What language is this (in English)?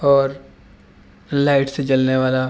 Urdu